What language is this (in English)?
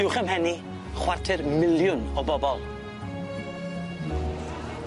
Welsh